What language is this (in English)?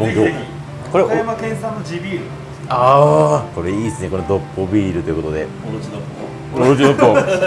Japanese